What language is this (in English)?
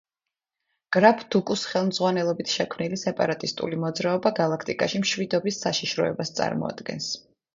Georgian